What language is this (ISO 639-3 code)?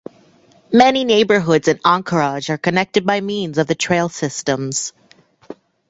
eng